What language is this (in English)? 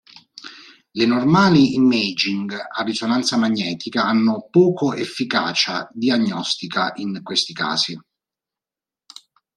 Italian